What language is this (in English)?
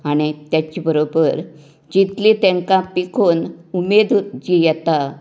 Konkani